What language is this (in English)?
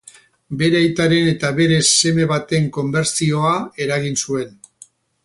Basque